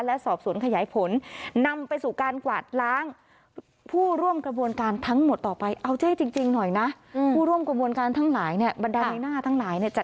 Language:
Thai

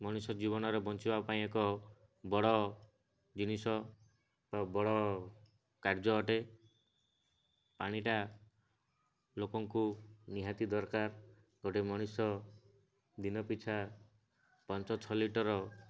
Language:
Odia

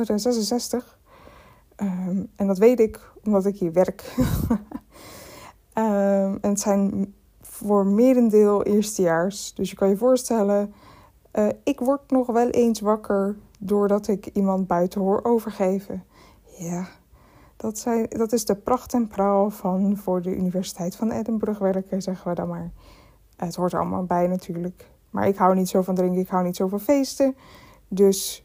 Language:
Dutch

